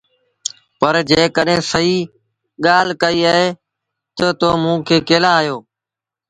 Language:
Sindhi Bhil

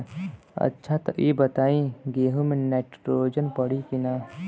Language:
Bhojpuri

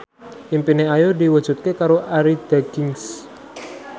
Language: Javanese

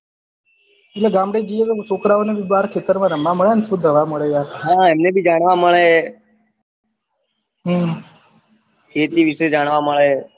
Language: Gujarati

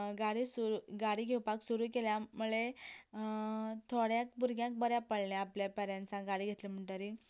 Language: Konkani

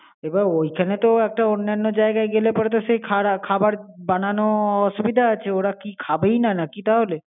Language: Bangla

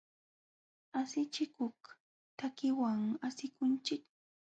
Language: Jauja Wanca Quechua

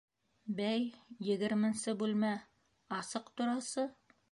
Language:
Bashkir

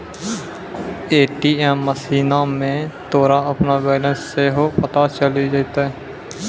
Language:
Maithili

